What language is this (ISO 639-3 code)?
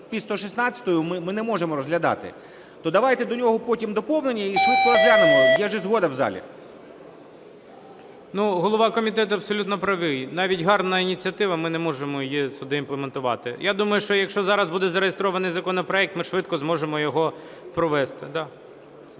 ukr